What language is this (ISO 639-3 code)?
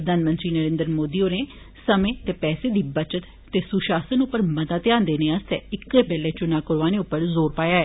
doi